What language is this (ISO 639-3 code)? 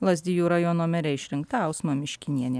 lit